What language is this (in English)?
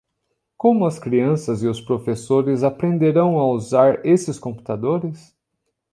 Portuguese